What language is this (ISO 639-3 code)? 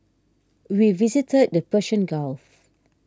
eng